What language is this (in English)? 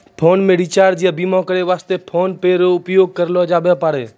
Maithili